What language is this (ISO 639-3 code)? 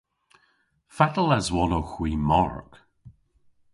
cor